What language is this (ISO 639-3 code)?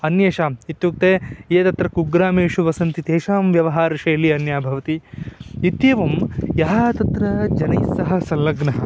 san